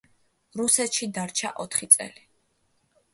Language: Georgian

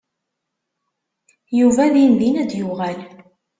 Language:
Kabyle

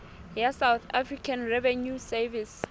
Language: Southern Sotho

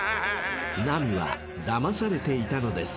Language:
Japanese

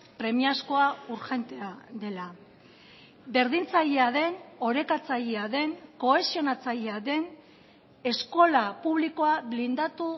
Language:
Basque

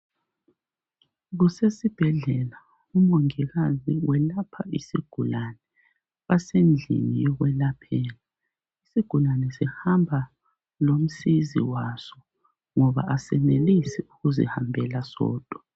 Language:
North Ndebele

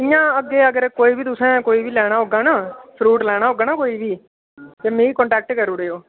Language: Dogri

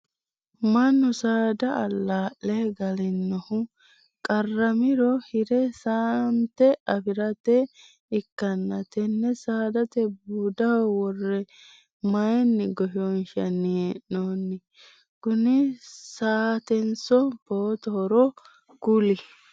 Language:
Sidamo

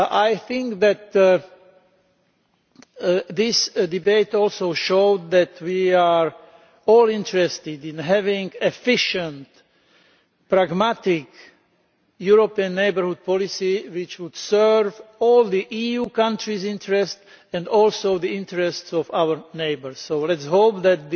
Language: English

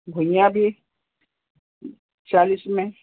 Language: Hindi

